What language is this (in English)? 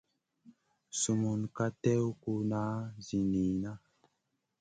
Masana